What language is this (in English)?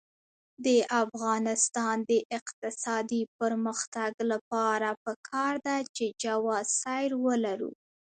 Pashto